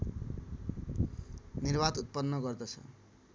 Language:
Nepali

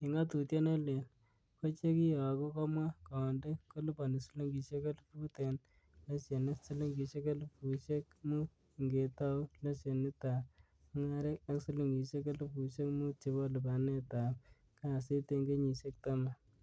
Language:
Kalenjin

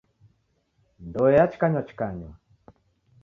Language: Taita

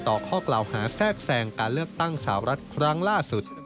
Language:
Thai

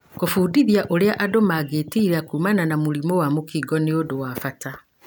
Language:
Kikuyu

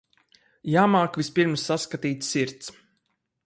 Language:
Latvian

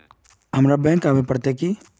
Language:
Magahi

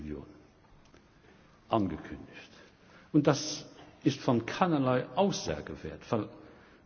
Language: German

